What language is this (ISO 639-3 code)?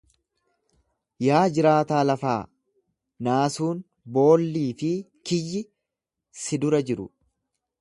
orm